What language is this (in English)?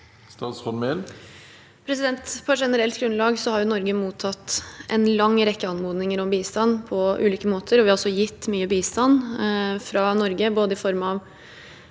Norwegian